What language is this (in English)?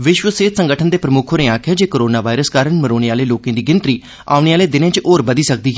Dogri